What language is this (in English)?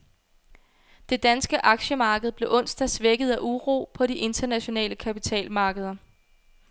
Danish